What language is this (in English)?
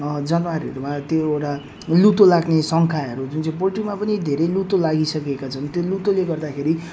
Nepali